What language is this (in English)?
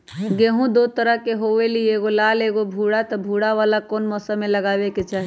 Magahi